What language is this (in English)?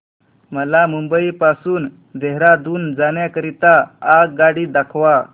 Marathi